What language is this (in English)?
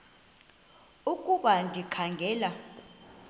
Xhosa